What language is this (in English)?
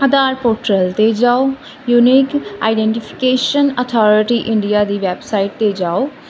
Punjabi